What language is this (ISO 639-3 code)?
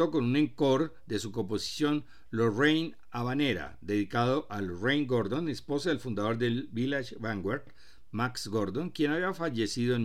spa